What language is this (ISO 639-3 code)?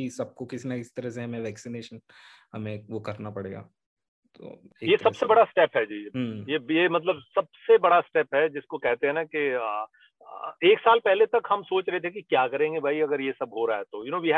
hin